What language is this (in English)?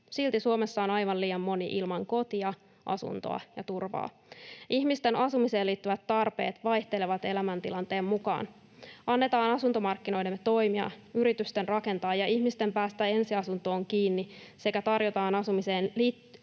Finnish